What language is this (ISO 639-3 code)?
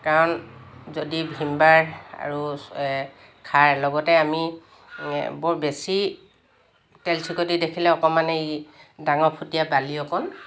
asm